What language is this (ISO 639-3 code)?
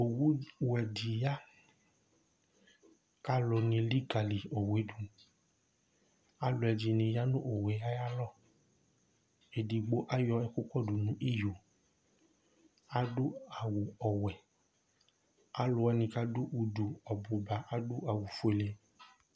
kpo